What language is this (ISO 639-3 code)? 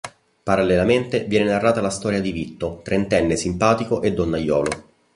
ita